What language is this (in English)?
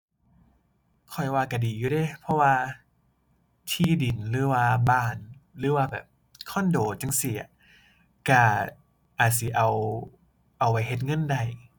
Thai